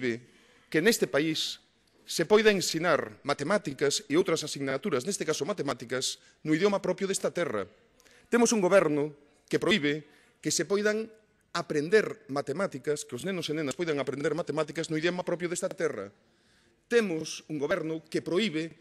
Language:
Spanish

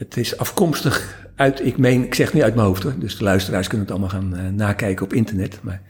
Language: Dutch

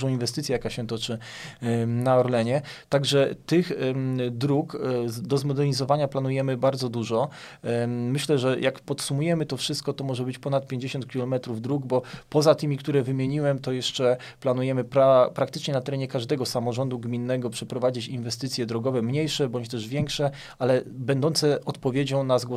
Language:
Polish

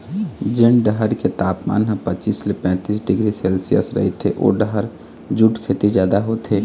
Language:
Chhattisgarhi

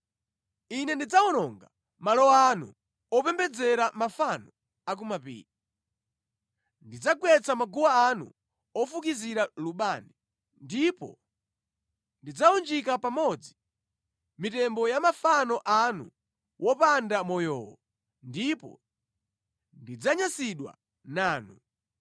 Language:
Nyanja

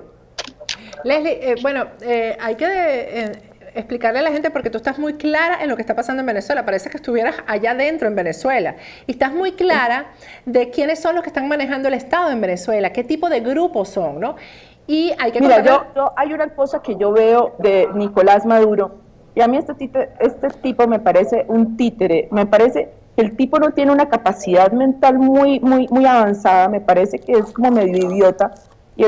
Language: Spanish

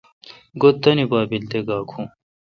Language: Kalkoti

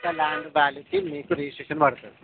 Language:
Telugu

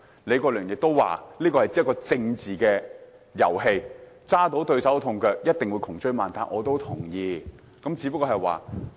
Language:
Cantonese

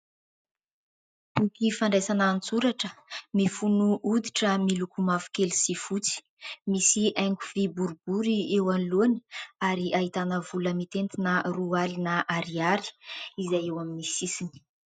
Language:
Malagasy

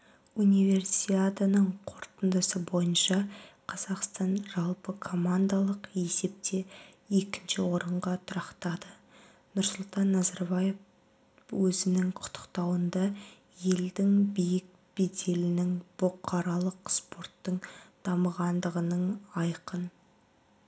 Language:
Kazakh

